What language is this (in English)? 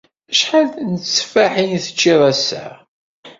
Kabyle